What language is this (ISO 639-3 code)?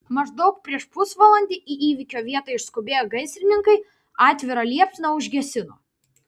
lit